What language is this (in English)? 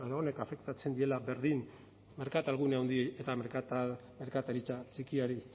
Basque